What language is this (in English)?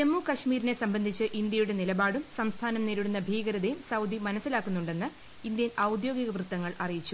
Malayalam